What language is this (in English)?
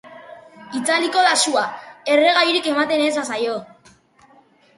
Basque